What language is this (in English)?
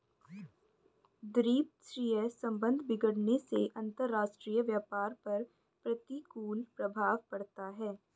Hindi